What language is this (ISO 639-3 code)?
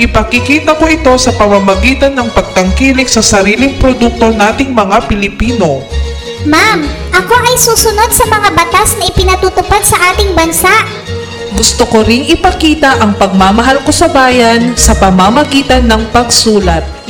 fil